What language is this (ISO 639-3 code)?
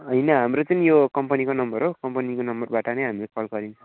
nep